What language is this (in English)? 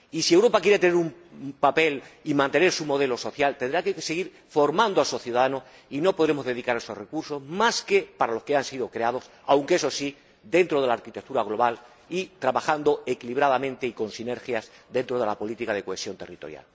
Spanish